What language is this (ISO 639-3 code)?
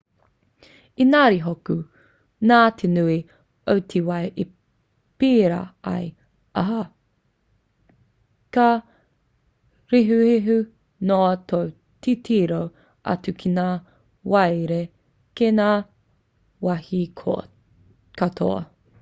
mri